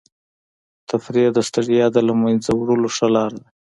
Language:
Pashto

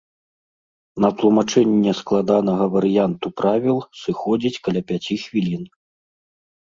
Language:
Belarusian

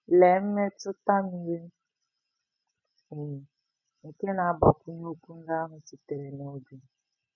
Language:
Igbo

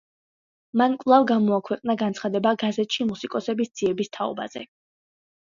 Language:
Georgian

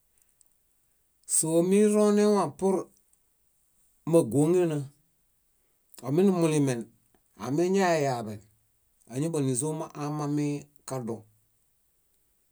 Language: Bayot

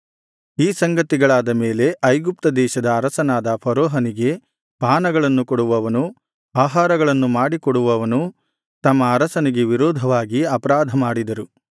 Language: Kannada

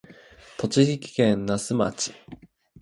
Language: Japanese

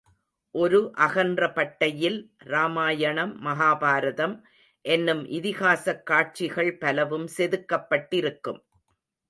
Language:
Tamil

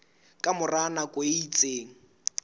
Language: Southern Sotho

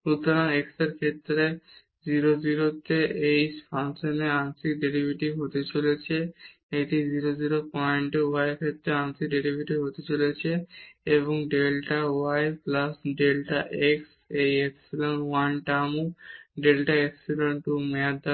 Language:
Bangla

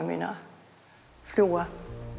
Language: Icelandic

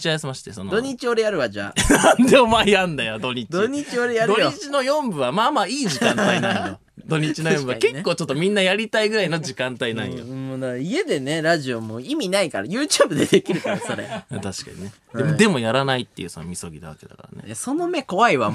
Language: Japanese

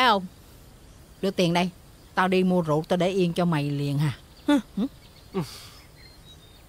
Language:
Vietnamese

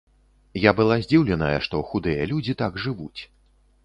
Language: Belarusian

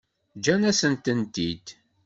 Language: Kabyle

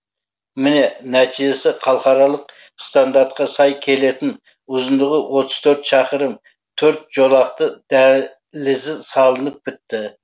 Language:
Kazakh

